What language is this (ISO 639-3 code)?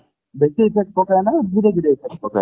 ori